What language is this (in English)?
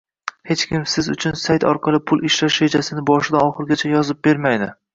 Uzbek